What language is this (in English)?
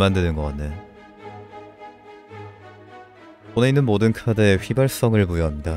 Korean